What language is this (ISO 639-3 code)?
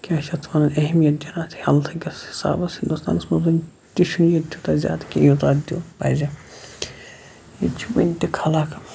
kas